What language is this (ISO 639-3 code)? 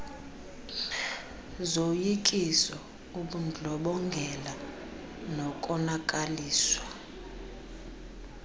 xho